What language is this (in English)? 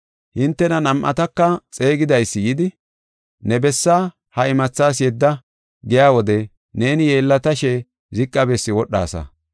Gofa